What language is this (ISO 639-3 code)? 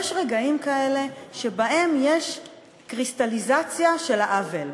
heb